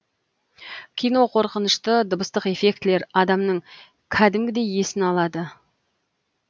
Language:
Kazakh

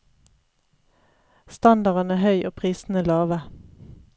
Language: Norwegian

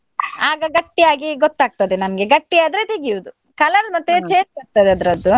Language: Kannada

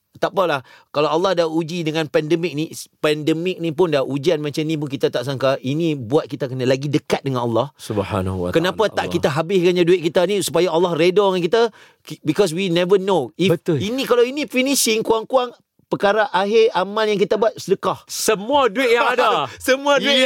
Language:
Malay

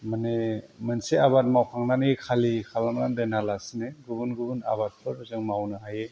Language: Bodo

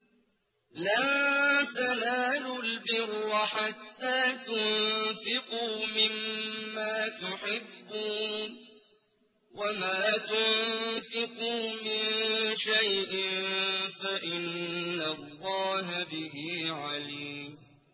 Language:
Arabic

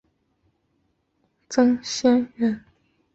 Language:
Chinese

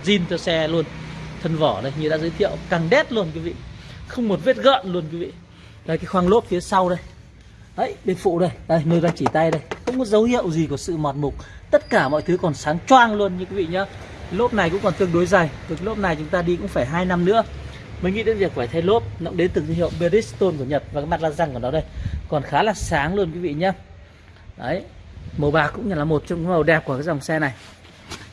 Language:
Vietnamese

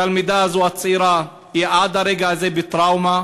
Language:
Hebrew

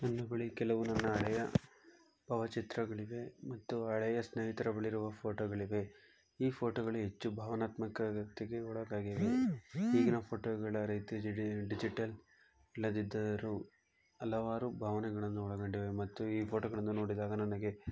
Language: Kannada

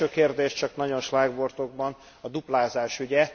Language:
Hungarian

